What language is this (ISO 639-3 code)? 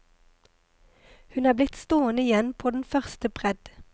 nor